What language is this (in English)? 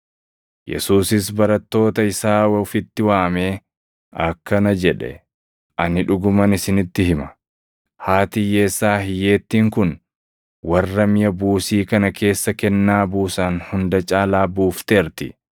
Oromo